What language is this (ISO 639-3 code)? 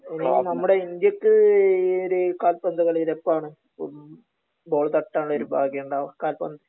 mal